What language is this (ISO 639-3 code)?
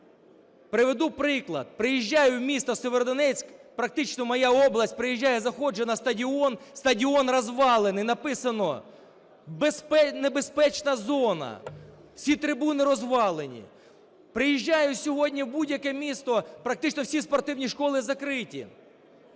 ukr